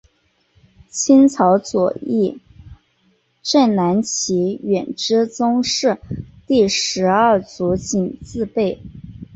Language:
Chinese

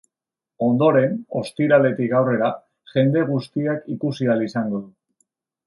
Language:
Basque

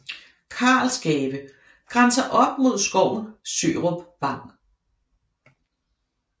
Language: Danish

